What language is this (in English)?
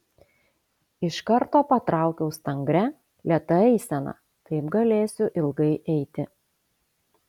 Lithuanian